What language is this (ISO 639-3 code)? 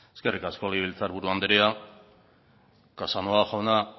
eus